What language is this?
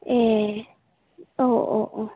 Bodo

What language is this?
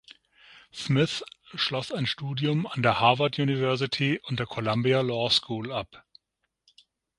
German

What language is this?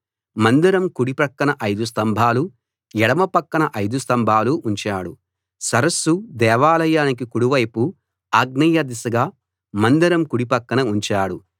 Telugu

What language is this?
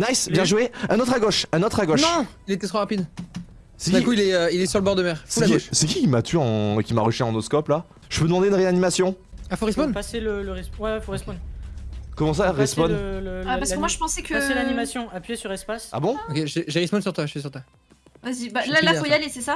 French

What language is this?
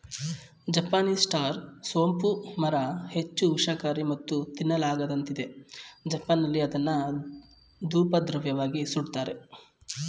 Kannada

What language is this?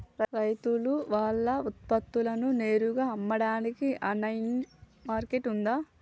Telugu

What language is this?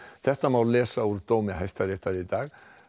Icelandic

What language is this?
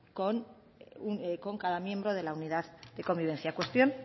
Spanish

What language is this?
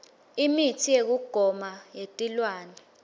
Swati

